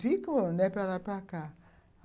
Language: Portuguese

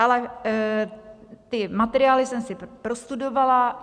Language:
Czech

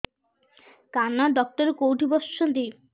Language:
Odia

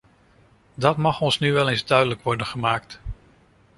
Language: Dutch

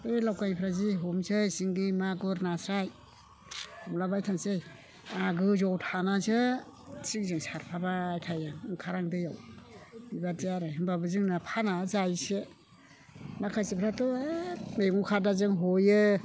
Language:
Bodo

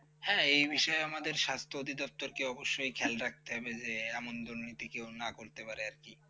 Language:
Bangla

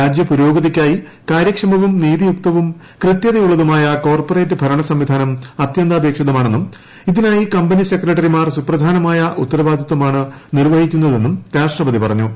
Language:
Malayalam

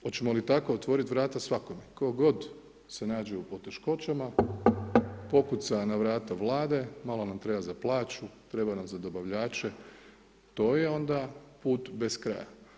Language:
Croatian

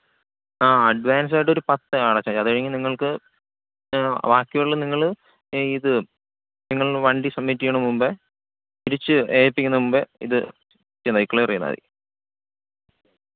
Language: Malayalam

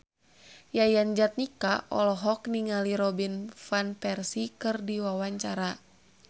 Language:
Sundanese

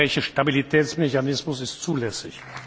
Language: German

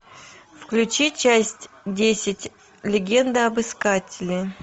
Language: Russian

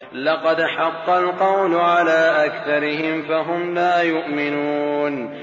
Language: Arabic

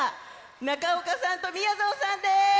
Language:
Japanese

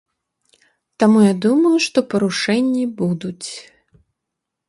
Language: Belarusian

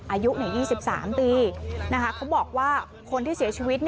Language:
Thai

